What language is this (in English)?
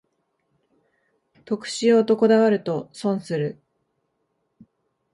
Japanese